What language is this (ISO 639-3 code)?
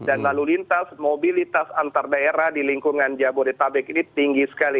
ind